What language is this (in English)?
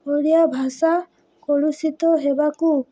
Odia